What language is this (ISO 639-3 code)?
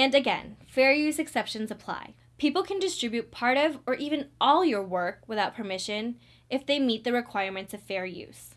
eng